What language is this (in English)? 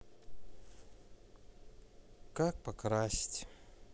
Russian